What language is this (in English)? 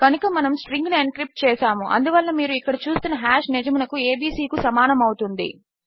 Telugu